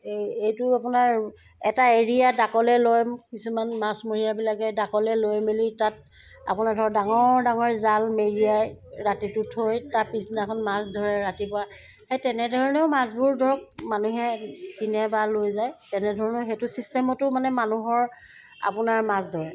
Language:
Assamese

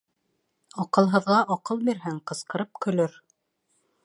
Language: Bashkir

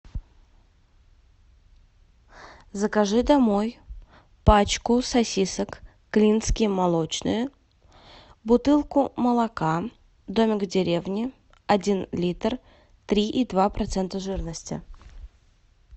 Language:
Russian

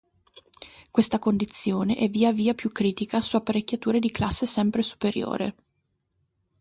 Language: Italian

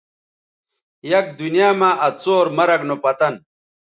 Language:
Bateri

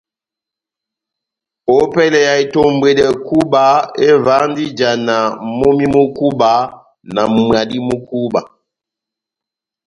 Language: Batanga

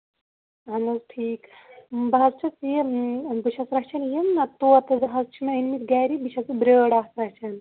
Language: Kashmiri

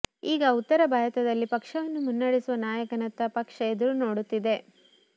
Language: Kannada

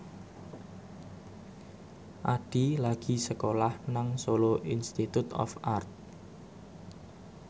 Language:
Javanese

